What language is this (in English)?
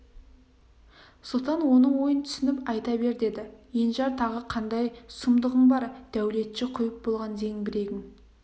Kazakh